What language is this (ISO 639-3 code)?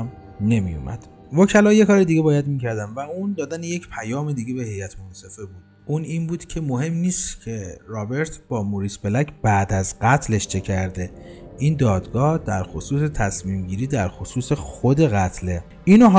fas